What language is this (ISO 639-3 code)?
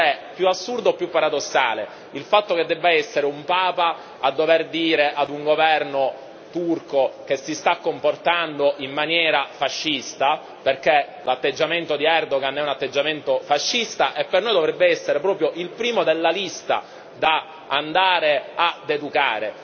ita